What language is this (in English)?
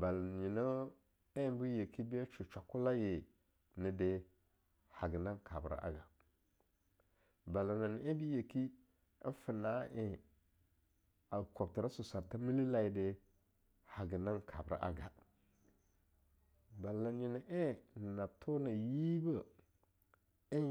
Longuda